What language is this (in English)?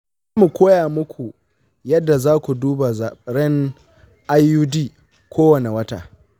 Hausa